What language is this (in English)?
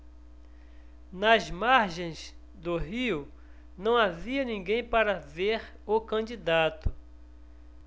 Portuguese